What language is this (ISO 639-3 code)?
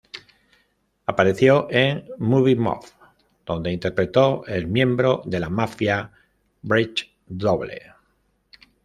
spa